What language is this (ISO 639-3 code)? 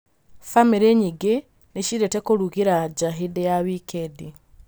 kik